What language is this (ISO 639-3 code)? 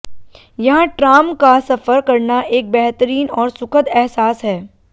hin